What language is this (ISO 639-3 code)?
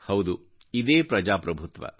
kan